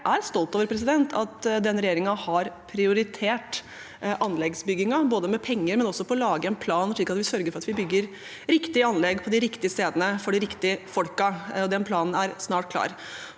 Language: Norwegian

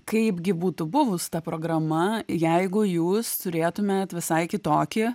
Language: Lithuanian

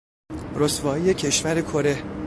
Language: Persian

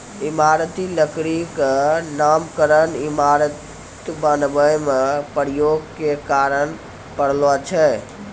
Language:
Maithili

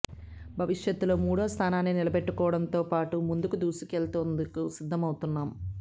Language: Telugu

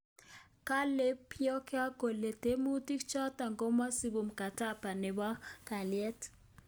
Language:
Kalenjin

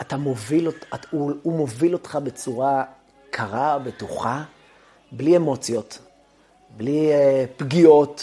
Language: Hebrew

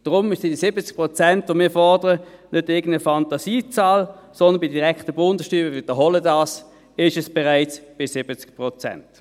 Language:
Swiss German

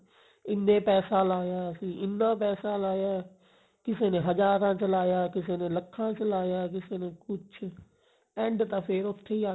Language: Punjabi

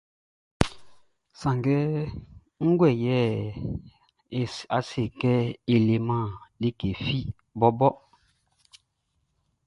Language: Baoulé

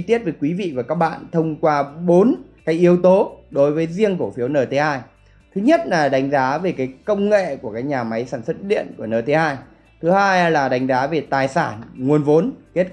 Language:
Vietnamese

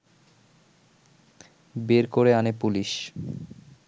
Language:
Bangla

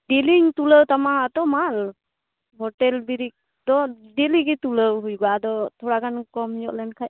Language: Santali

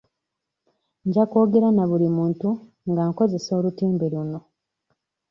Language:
Ganda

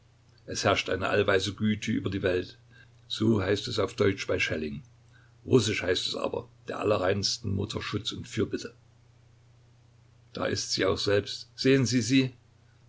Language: German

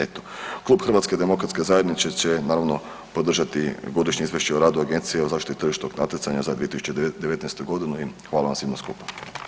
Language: Croatian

